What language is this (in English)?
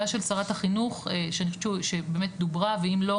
Hebrew